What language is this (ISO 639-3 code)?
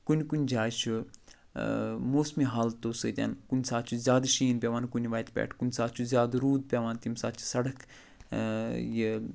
kas